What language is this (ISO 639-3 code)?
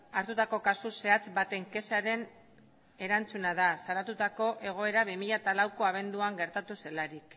eus